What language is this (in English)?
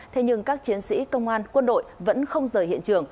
Vietnamese